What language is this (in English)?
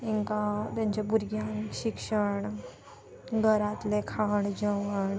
Konkani